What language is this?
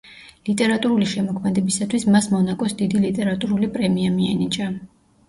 Georgian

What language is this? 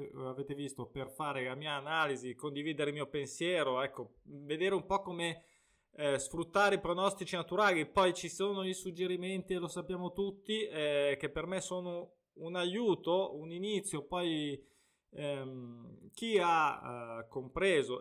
Italian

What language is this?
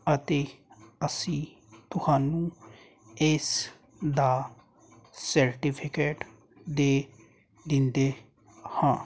Punjabi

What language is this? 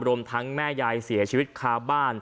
Thai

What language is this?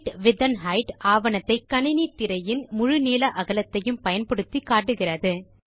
Tamil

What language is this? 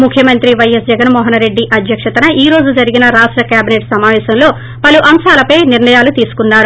Telugu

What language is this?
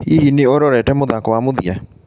Kikuyu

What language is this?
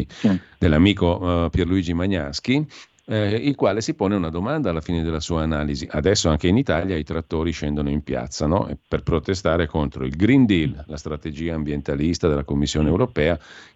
Italian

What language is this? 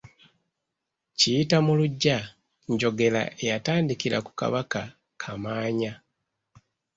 Ganda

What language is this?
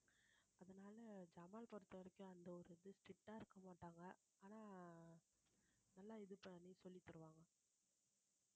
Tamil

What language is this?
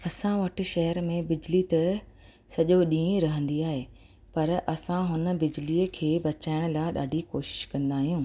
Sindhi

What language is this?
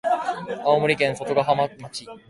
Japanese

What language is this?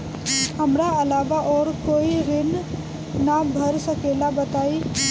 Bhojpuri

